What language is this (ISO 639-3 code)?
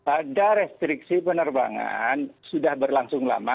ind